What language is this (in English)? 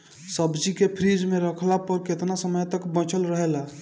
Bhojpuri